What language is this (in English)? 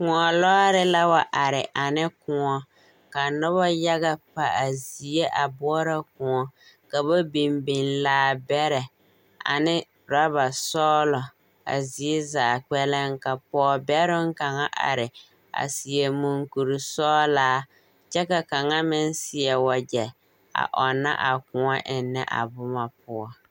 Southern Dagaare